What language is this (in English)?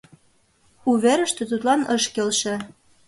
Mari